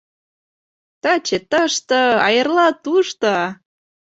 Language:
Mari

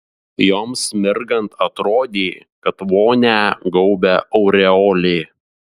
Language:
Lithuanian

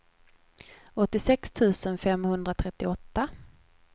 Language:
Swedish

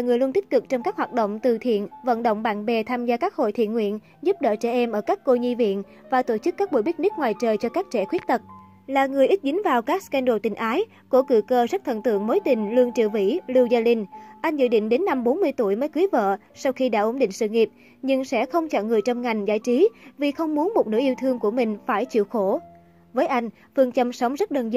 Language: Vietnamese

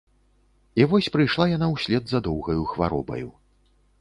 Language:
Belarusian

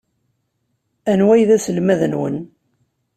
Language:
Kabyle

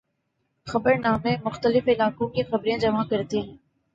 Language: Urdu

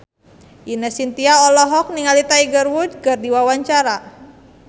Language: Sundanese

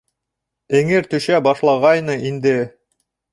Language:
Bashkir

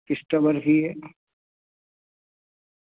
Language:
Urdu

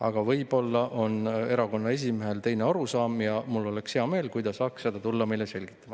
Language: Estonian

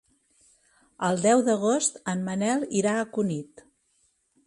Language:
Catalan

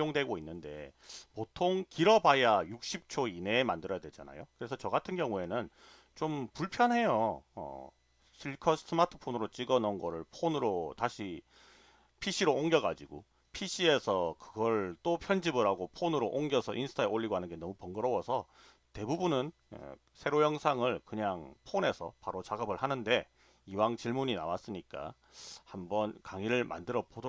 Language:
Korean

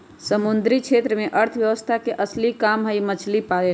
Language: Magahi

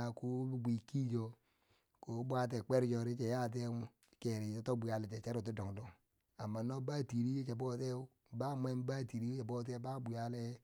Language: Bangwinji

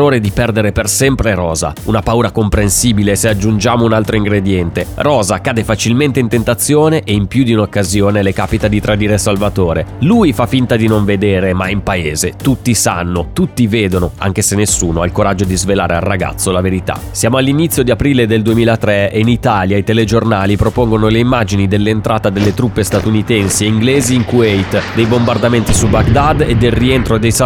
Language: Italian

